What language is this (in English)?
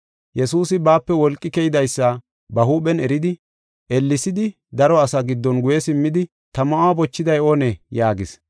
Gofa